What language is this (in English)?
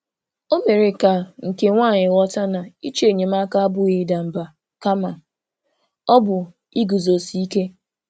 Igbo